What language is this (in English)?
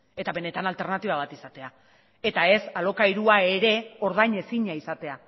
Basque